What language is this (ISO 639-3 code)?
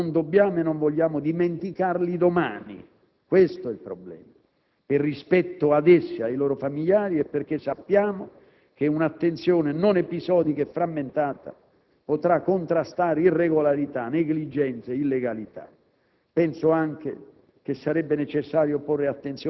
ita